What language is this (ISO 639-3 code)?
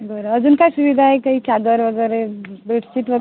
mar